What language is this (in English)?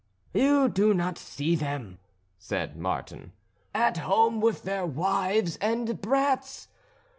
English